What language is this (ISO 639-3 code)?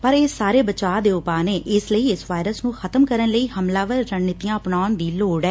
pan